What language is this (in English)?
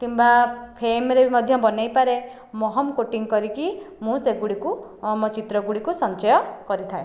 Odia